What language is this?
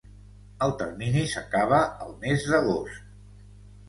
Catalan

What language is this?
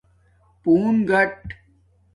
Domaaki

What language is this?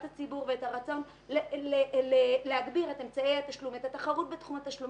Hebrew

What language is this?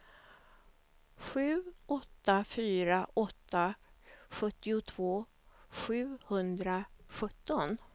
Swedish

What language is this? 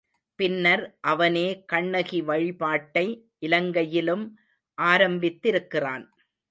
Tamil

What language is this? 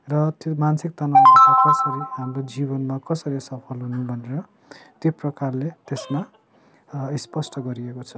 Nepali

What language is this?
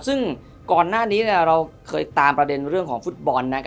Thai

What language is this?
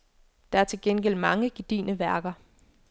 Danish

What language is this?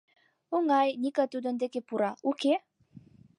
Mari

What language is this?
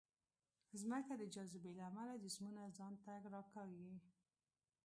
Pashto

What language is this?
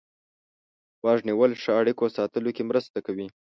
Pashto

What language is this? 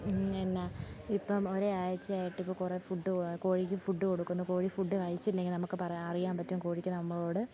Malayalam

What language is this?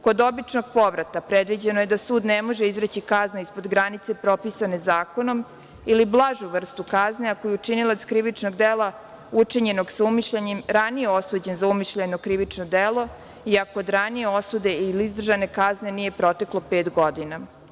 Serbian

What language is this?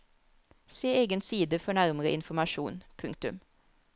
Norwegian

